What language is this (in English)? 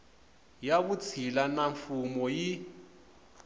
Tsonga